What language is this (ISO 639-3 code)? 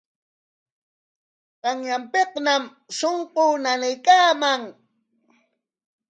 qwa